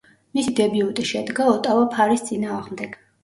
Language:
Georgian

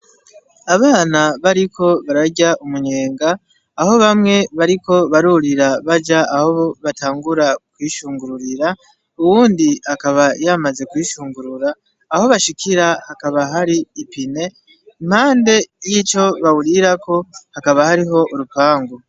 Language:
Rundi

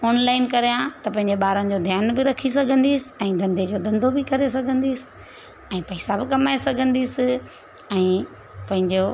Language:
Sindhi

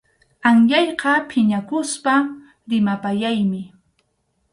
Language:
Arequipa-La Unión Quechua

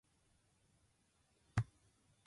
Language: Japanese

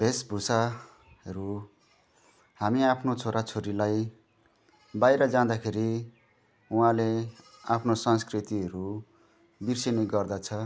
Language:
Nepali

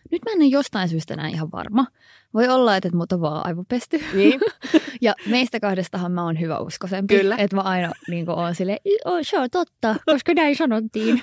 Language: Finnish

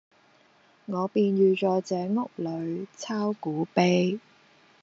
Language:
Cantonese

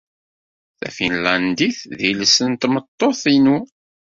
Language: Kabyle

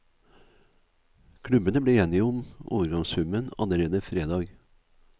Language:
Norwegian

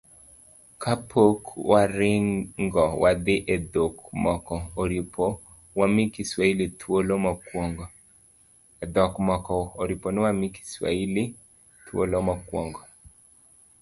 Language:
Luo (Kenya and Tanzania)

